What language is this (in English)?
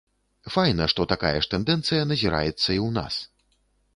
Belarusian